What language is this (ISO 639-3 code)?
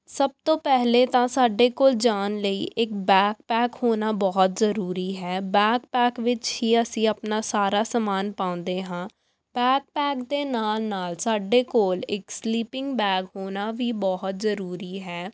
pan